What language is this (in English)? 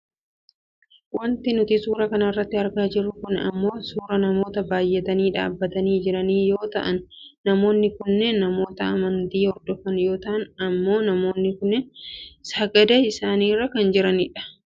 Oromo